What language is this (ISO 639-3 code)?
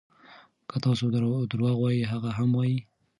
pus